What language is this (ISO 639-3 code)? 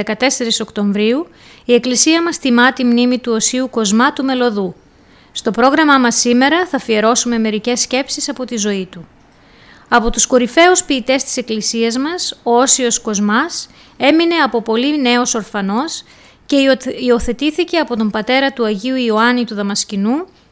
ell